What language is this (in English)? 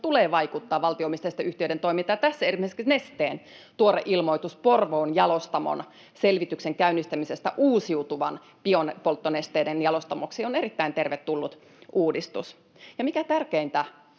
Finnish